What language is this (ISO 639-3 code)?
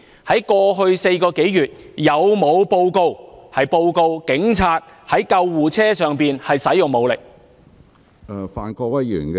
yue